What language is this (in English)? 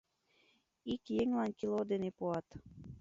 Mari